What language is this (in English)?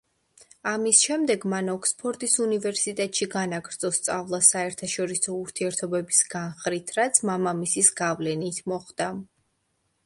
Georgian